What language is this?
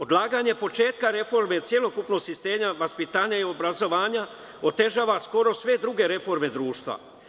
Serbian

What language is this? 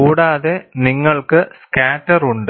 Malayalam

